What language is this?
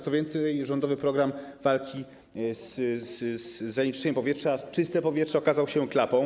Polish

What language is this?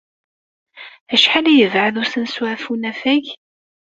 Kabyle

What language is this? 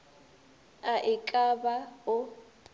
Northern Sotho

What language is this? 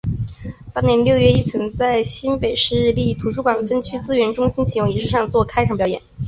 Chinese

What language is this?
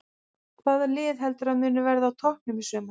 Icelandic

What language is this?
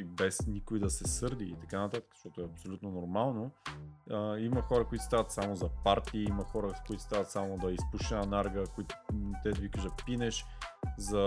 Bulgarian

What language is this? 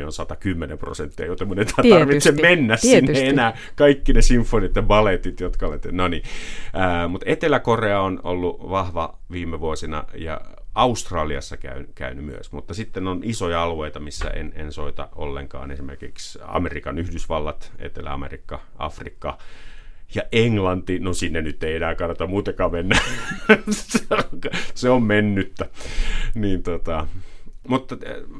Finnish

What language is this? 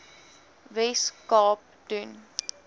Afrikaans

